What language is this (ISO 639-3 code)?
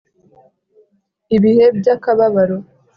kin